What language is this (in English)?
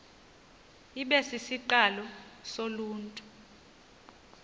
Xhosa